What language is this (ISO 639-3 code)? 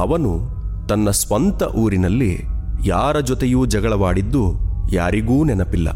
mal